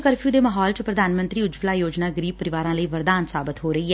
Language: Punjabi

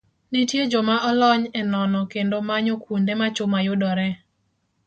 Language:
Luo (Kenya and Tanzania)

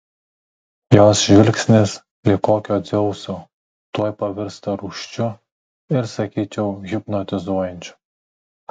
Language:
Lithuanian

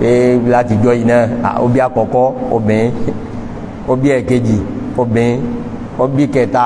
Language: Arabic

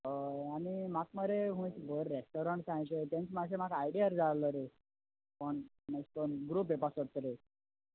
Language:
Konkani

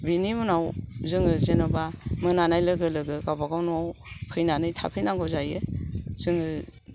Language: Bodo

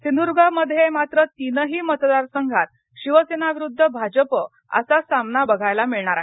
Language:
Marathi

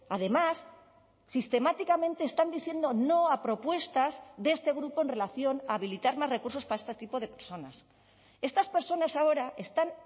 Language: Spanish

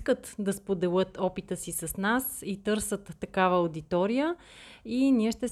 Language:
Bulgarian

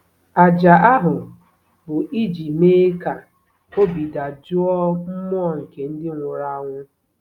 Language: Igbo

